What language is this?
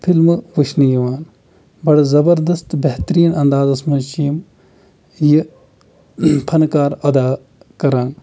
Kashmiri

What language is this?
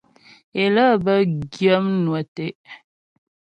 Ghomala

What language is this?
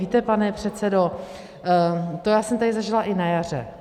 Czech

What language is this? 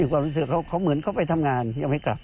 Thai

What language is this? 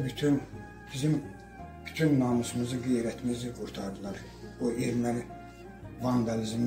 Turkish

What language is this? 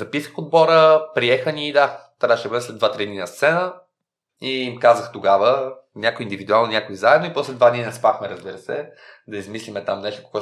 Bulgarian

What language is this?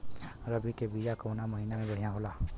Bhojpuri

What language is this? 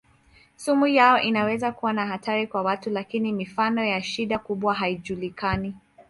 Swahili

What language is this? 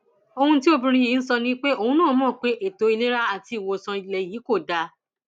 Yoruba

